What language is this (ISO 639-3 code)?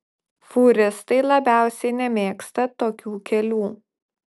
lit